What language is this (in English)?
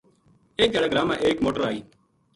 Gujari